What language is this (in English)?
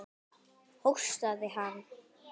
Icelandic